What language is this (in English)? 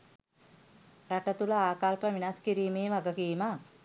Sinhala